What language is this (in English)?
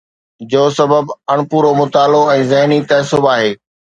Sindhi